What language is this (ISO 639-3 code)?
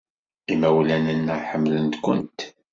kab